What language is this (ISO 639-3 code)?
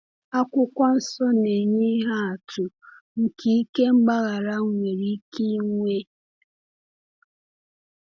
ibo